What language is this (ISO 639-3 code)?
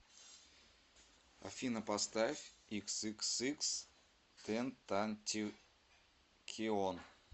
rus